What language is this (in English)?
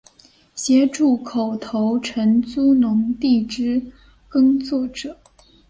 Chinese